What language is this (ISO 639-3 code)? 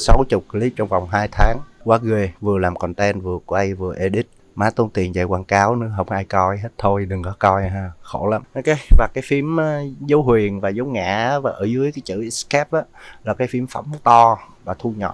vie